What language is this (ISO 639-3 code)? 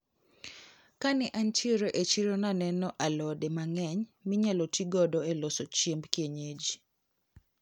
luo